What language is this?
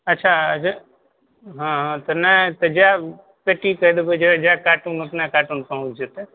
Maithili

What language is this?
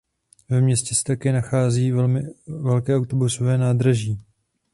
Czech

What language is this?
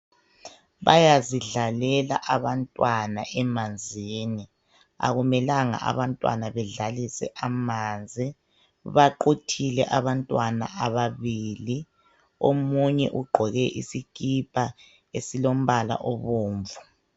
North Ndebele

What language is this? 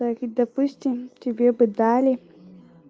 Russian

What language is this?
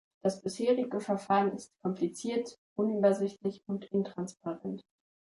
German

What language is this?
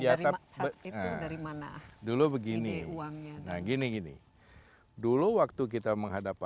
Indonesian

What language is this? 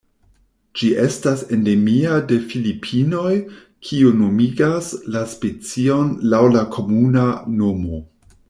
Esperanto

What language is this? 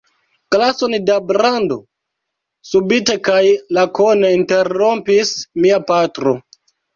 Esperanto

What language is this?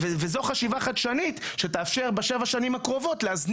Hebrew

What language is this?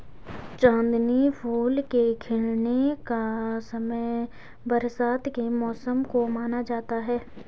Hindi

